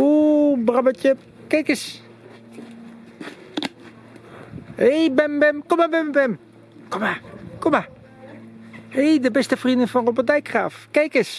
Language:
Dutch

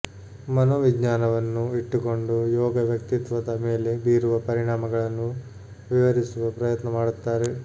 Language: Kannada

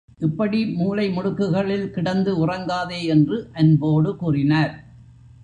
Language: Tamil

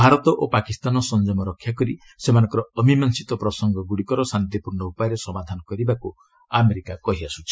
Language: Odia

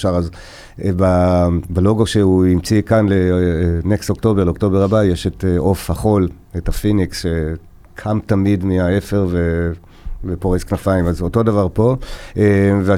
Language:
Hebrew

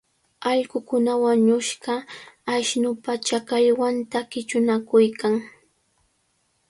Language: Cajatambo North Lima Quechua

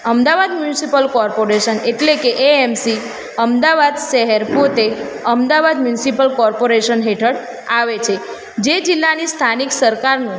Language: Gujarati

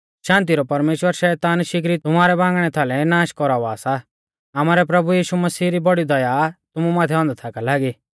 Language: Mahasu Pahari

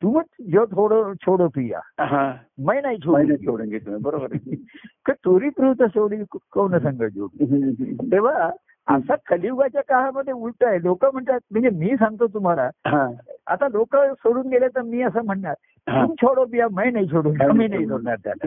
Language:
Marathi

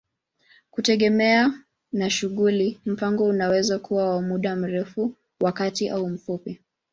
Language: Swahili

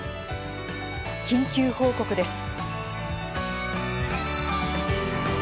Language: Japanese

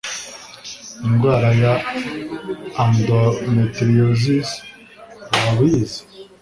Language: Kinyarwanda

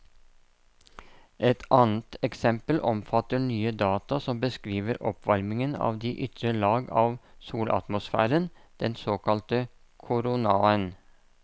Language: Norwegian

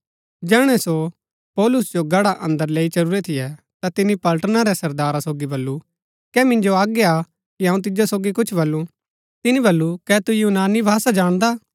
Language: Gaddi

